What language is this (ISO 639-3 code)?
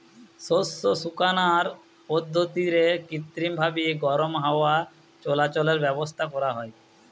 ben